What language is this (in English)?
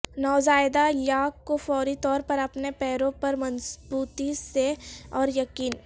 Urdu